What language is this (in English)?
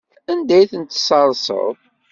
Kabyle